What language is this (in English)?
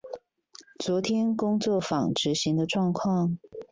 Chinese